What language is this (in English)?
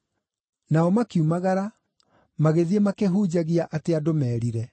Kikuyu